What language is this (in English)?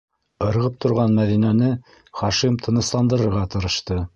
Bashkir